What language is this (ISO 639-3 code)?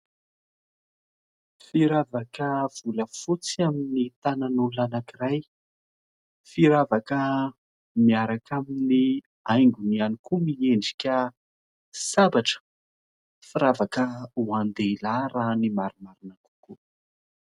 mlg